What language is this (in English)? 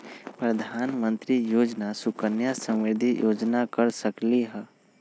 Magahi